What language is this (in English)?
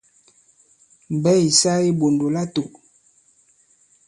Bankon